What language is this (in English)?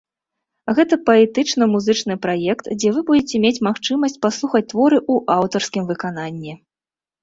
Belarusian